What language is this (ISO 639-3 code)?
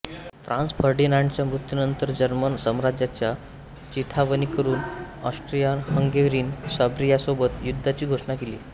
mar